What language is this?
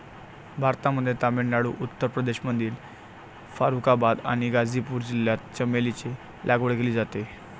Marathi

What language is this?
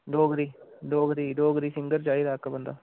Dogri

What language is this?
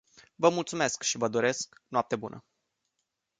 Romanian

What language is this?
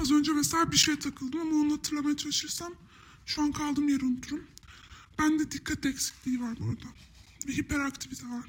Turkish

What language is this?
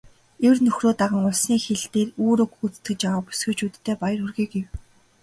Mongolian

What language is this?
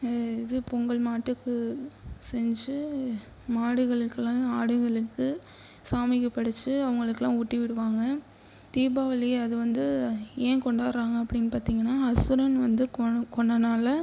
Tamil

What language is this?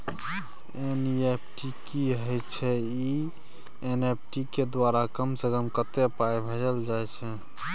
Maithili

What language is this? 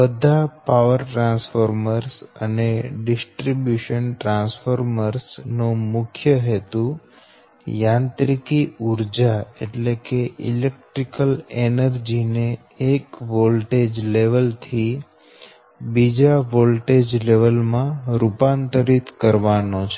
Gujarati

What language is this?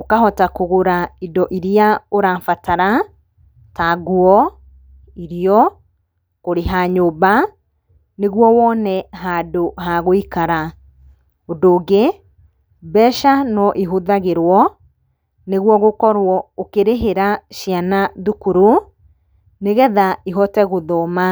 Kikuyu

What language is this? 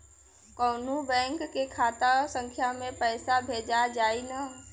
Bhojpuri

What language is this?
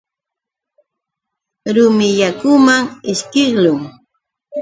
Yauyos Quechua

